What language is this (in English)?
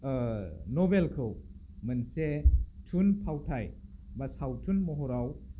Bodo